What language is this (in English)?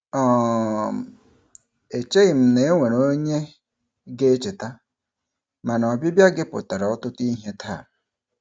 Igbo